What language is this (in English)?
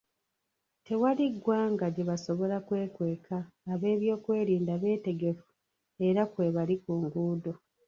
Ganda